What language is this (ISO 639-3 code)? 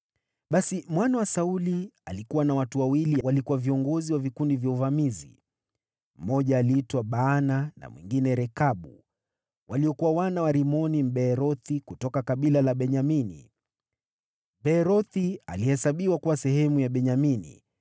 swa